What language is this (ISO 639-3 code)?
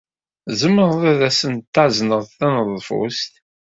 kab